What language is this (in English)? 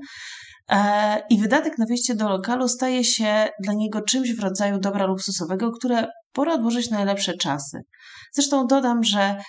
Polish